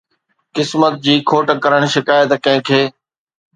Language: Sindhi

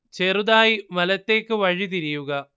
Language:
Malayalam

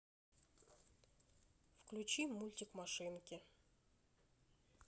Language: Russian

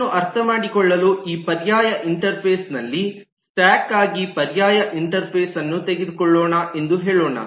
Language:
Kannada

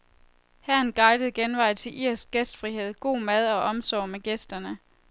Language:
Danish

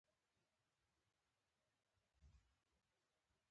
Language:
Pashto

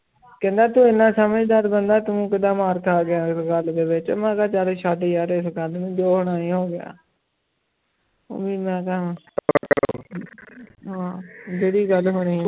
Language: Punjabi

